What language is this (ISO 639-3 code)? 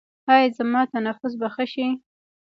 pus